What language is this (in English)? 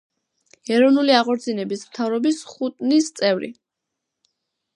Georgian